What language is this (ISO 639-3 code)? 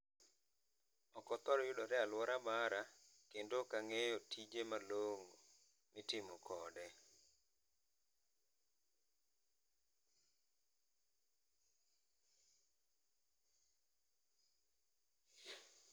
luo